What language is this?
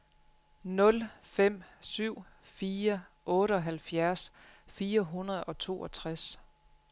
Danish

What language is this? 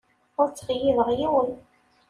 Kabyle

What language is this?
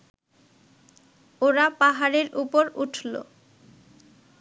Bangla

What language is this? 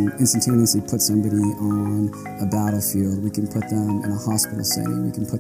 English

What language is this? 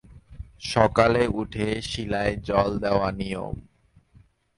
Bangla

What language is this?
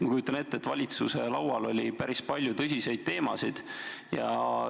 Estonian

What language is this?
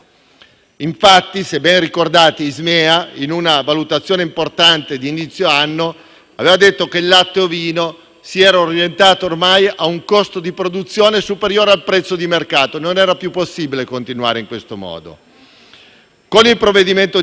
Italian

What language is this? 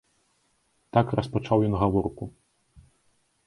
Belarusian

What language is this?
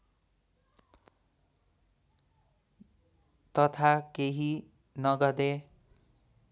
Nepali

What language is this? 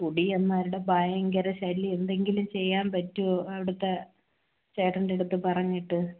Malayalam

